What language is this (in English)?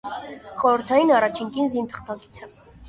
Armenian